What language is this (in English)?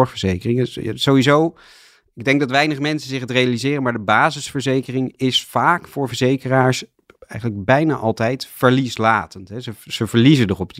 Dutch